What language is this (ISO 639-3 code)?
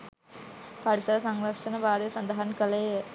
sin